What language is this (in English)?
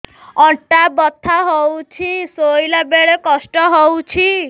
Odia